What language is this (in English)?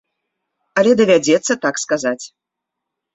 Belarusian